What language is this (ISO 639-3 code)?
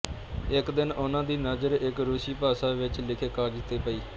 pan